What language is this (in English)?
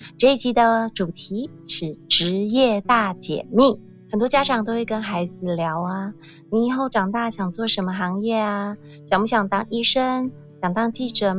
Chinese